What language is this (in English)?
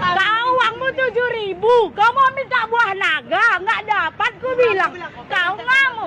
Indonesian